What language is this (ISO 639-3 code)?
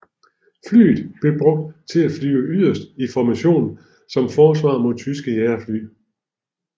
dan